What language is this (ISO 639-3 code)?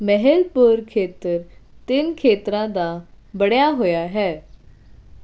pan